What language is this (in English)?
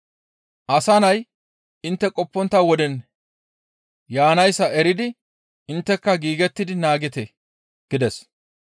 Gamo